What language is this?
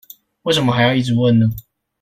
Chinese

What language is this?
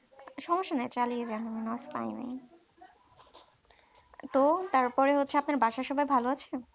Bangla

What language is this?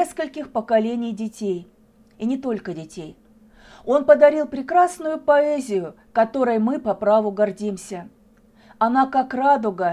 Russian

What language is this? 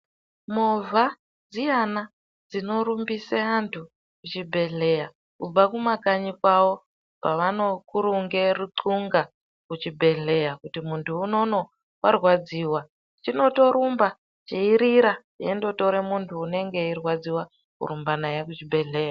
Ndau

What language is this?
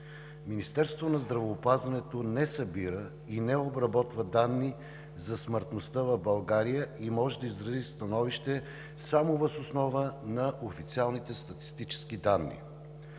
Bulgarian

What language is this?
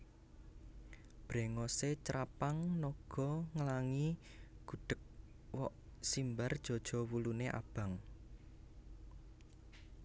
Javanese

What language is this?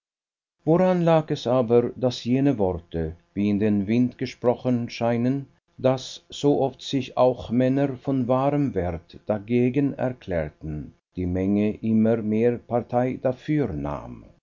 German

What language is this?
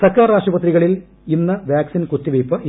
Malayalam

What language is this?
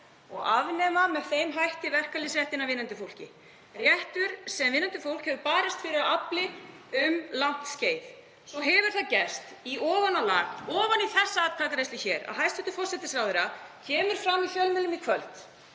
Icelandic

